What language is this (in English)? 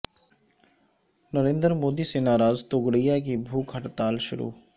Urdu